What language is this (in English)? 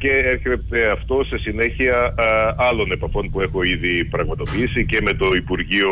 Greek